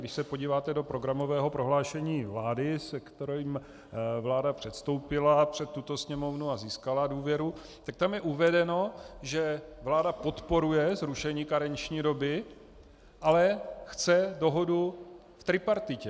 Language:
Czech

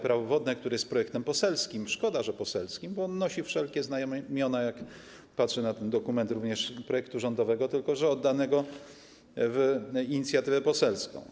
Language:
Polish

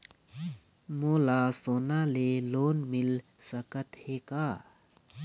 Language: Chhattisgarhi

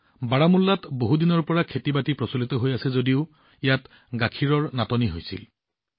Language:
Assamese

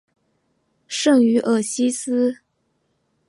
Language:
Chinese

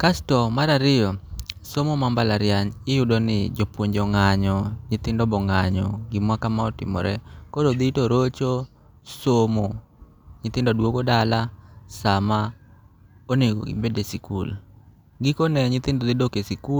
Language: Luo (Kenya and Tanzania)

